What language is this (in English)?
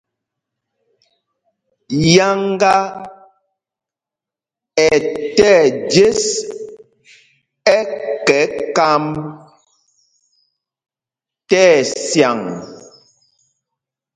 Mpumpong